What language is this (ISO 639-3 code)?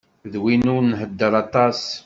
kab